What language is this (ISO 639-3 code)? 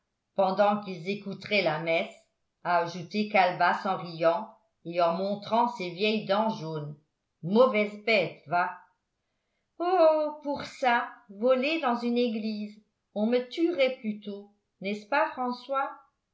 fra